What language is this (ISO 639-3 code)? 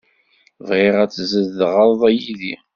kab